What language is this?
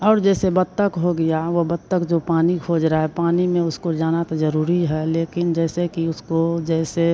Hindi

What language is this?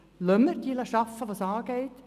Swiss German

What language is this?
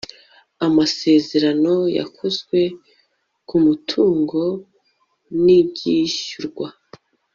Kinyarwanda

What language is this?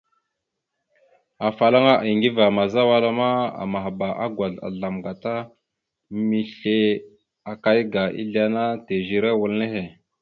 Mada (Cameroon)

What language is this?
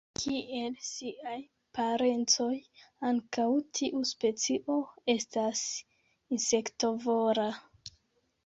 Esperanto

